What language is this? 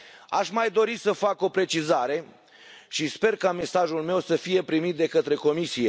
Romanian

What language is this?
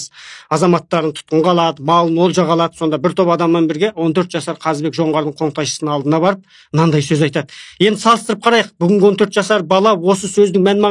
Turkish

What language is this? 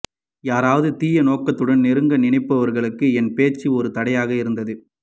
Tamil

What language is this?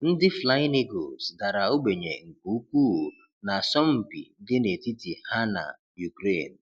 Igbo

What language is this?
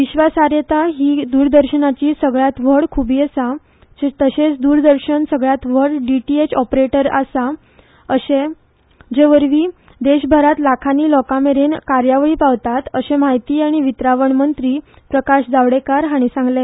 Konkani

